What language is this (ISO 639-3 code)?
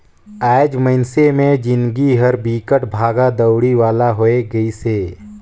hne